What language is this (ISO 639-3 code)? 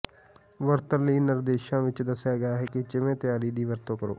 pan